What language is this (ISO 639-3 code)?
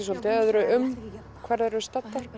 isl